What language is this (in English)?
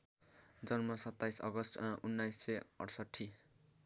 Nepali